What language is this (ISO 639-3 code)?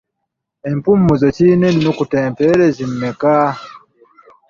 lug